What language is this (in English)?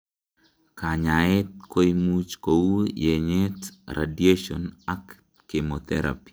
Kalenjin